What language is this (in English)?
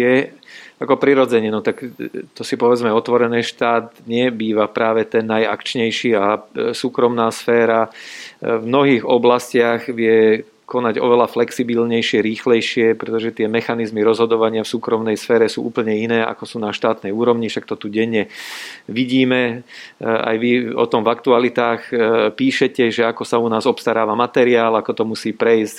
Slovak